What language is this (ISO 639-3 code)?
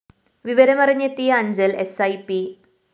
mal